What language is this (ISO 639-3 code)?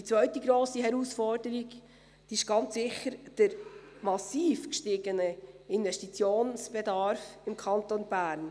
gsw